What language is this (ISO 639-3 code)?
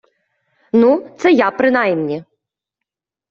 ukr